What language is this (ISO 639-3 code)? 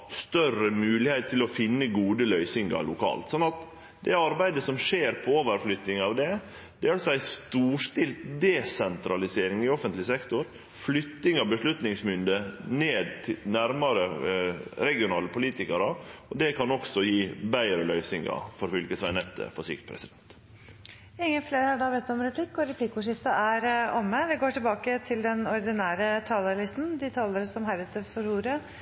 nor